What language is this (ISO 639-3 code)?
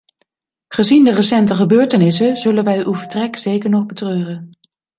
nld